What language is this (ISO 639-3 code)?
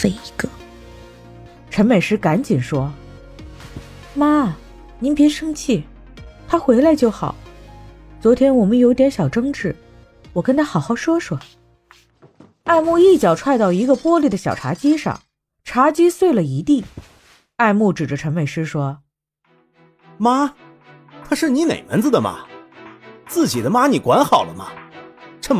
zho